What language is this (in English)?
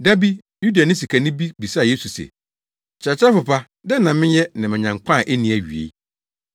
Akan